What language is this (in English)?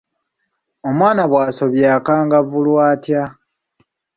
Ganda